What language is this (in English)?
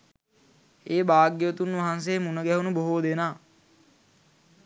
Sinhala